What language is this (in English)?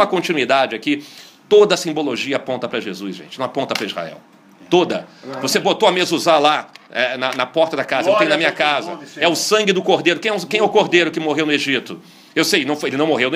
Portuguese